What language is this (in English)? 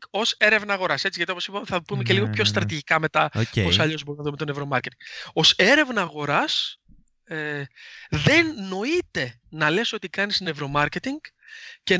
Greek